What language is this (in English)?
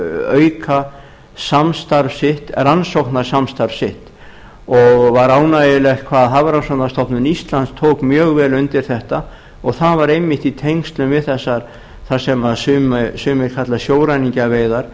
Icelandic